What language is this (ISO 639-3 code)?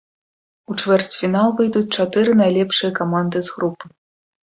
bel